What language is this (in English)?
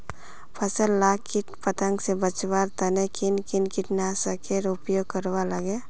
Magahi